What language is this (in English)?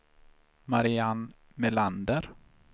Swedish